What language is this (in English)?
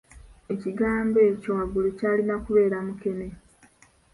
Ganda